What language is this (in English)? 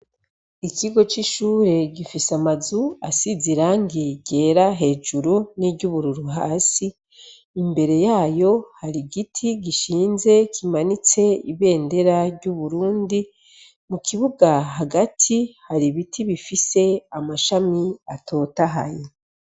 Rundi